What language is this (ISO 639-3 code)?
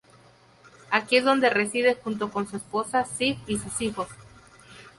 spa